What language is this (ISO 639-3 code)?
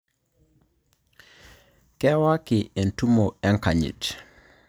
mas